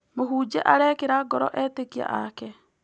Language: Kikuyu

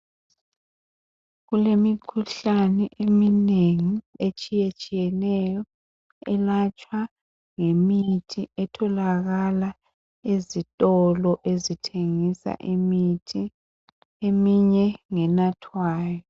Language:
North Ndebele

